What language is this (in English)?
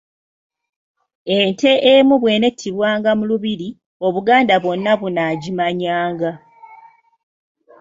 Ganda